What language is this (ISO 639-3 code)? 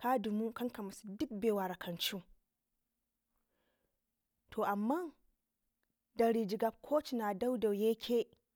ngi